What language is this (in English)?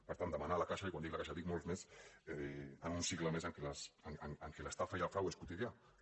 Catalan